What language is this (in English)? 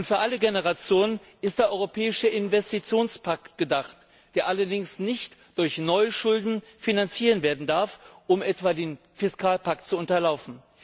German